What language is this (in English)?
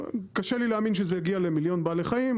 Hebrew